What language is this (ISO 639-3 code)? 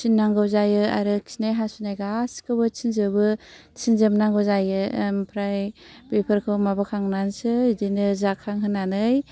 brx